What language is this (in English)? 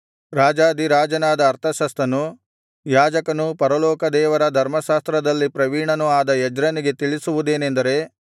Kannada